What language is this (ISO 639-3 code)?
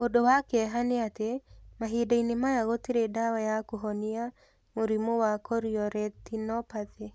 kik